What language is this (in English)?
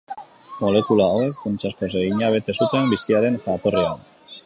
Basque